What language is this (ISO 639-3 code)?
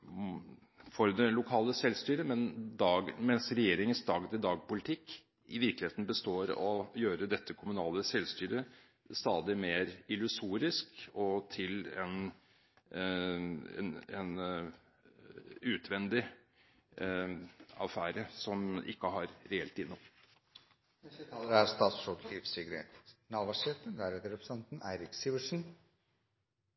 nor